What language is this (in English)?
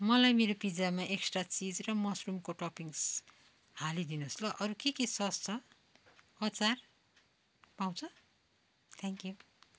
Nepali